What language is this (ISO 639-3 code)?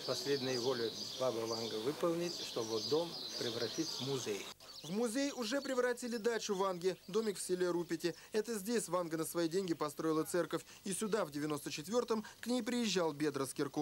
rus